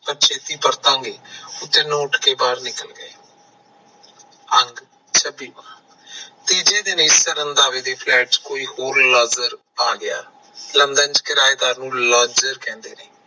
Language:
Punjabi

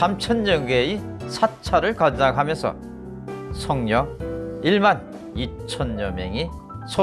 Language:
Korean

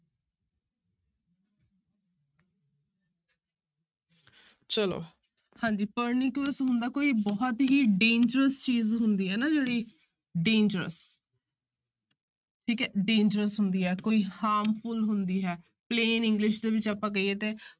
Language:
Punjabi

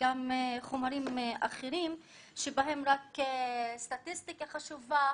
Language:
Hebrew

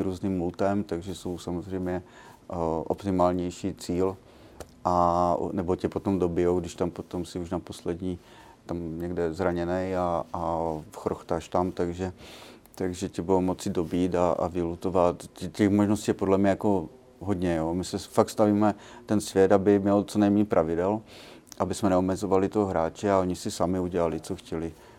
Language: Czech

